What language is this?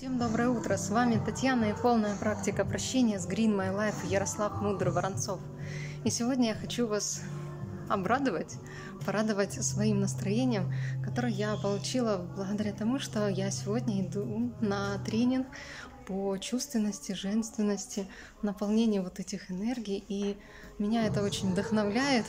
Russian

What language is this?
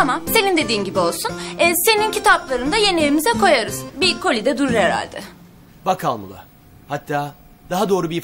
Turkish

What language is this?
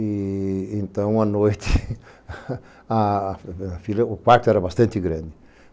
Portuguese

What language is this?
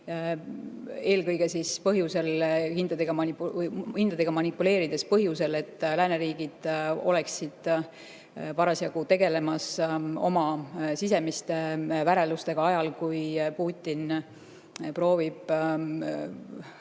Estonian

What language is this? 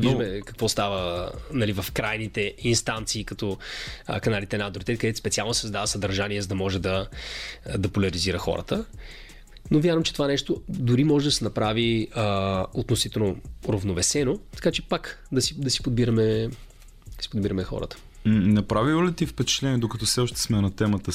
Bulgarian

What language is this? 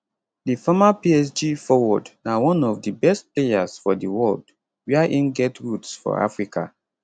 Nigerian Pidgin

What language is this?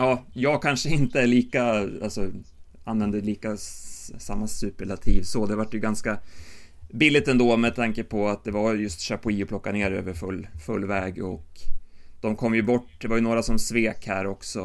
Swedish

